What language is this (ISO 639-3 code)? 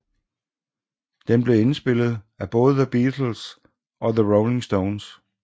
dan